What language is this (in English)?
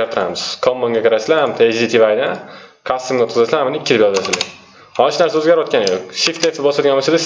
Turkish